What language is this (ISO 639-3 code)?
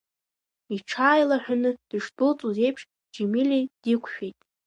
abk